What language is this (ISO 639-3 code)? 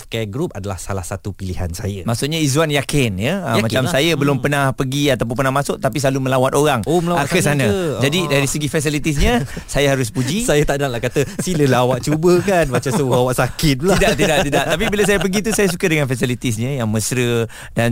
msa